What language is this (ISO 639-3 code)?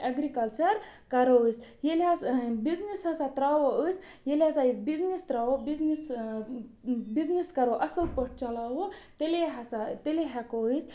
kas